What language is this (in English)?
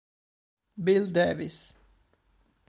Italian